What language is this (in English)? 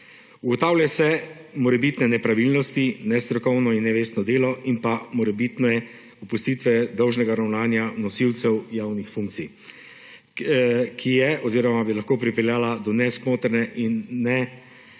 Slovenian